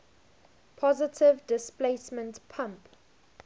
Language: English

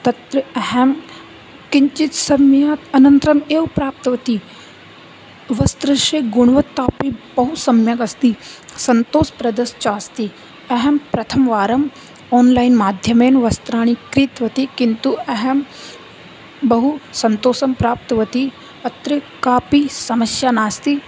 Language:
Sanskrit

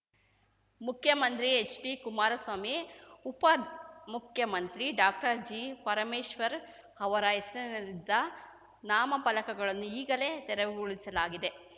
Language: Kannada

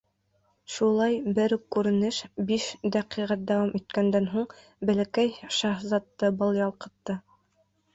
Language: Bashkir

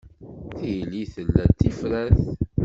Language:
Kabyle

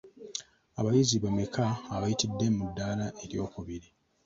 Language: Ganda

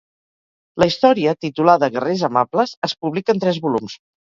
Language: Catalan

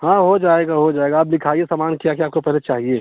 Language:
Hindi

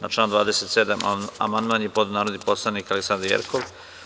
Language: Serbian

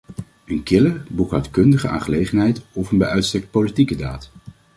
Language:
Dutch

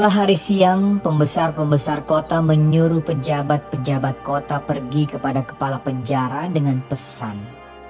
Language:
Indonesian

